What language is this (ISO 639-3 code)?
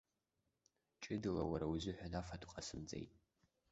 abk